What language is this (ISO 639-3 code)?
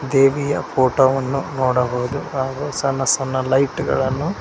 kan